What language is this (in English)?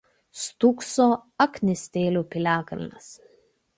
Lithuanian